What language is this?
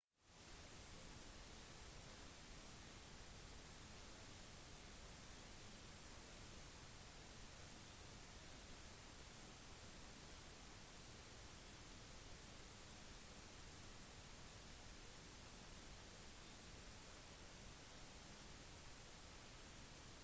Norwegian Bokmål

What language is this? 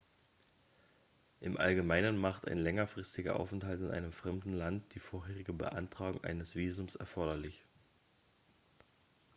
German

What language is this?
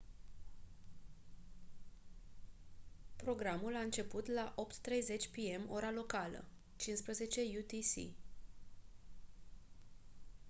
Romanian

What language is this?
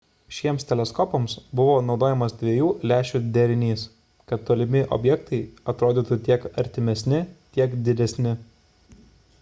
Lithuanian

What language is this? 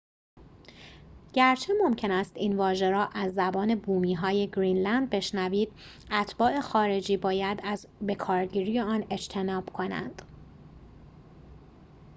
Persian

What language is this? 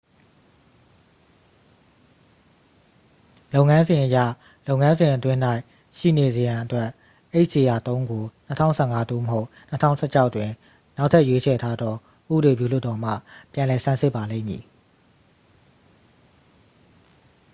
Burmese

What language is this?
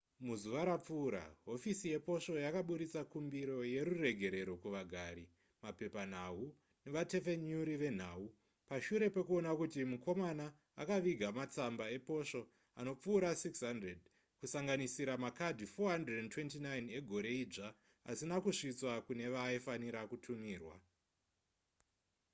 Shona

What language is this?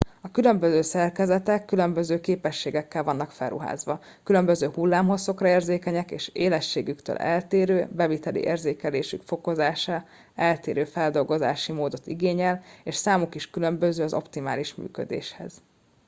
Hungarian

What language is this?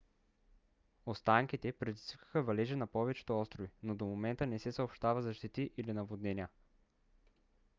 Bulgarian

